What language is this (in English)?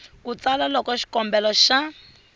Tsonga